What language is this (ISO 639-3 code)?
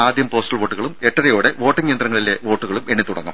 mal